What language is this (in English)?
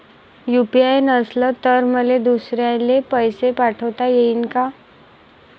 Marathi